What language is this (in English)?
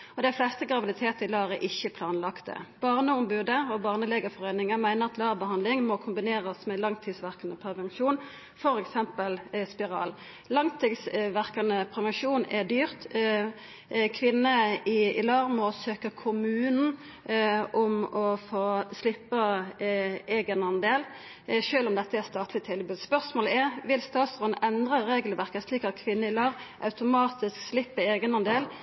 Norwegian Nynorsk